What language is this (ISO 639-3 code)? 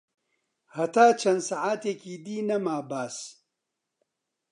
ckb